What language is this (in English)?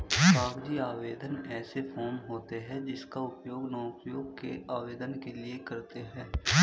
Hindi